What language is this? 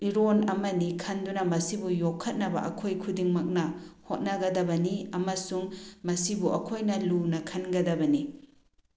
Manipuri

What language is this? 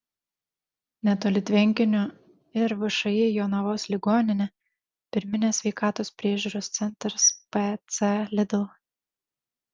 Lithuanian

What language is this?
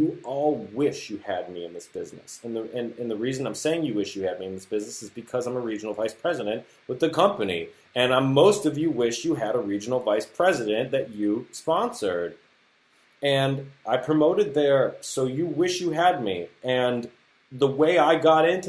English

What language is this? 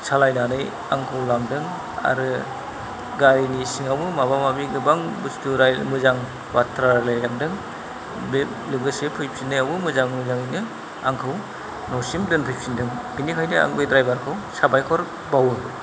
Bodo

